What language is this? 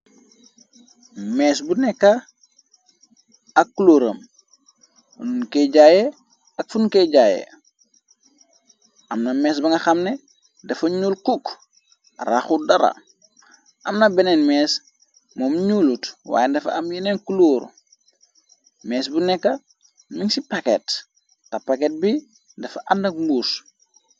Wolof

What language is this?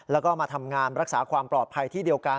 Thai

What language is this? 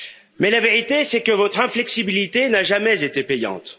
French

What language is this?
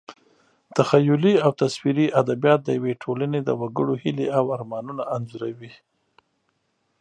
Pashto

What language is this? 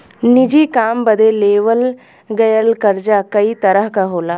Bhojpuri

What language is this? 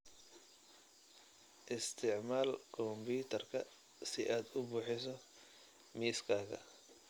Somali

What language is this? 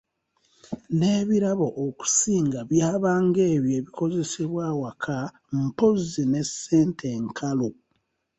Ganda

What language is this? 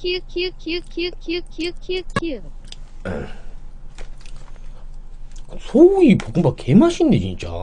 Korean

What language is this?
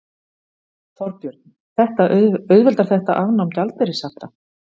Icelandic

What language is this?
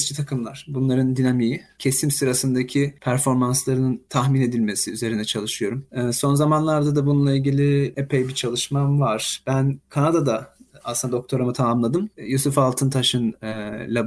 Turkish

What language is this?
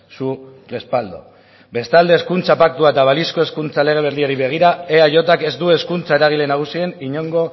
Basque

